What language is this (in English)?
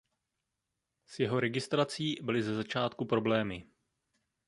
Czech